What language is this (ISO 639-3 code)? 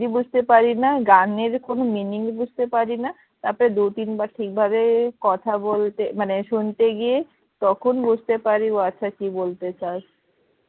ben